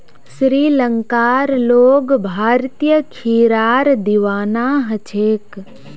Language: Magahi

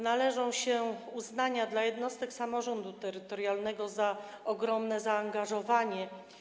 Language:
Polish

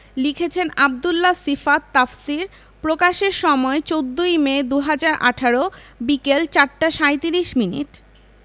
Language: Bangla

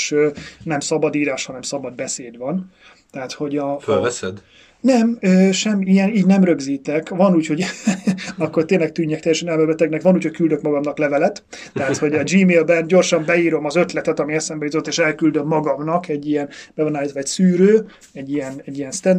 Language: Hungarian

